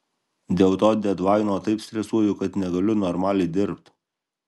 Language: Lithuanian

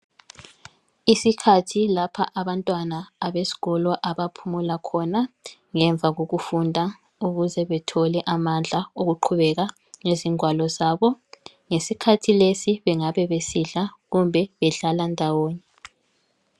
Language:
North Ndebele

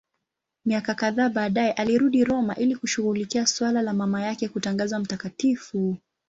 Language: Swahili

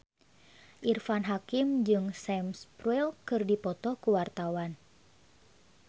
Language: Sundanese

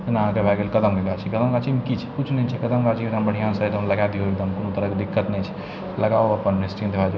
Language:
Maithili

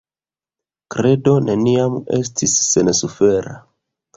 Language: Esperanto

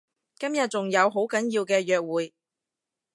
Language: Cantonese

